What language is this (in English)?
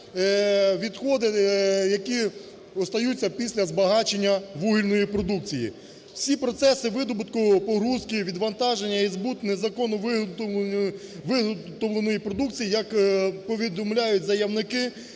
Ukrainian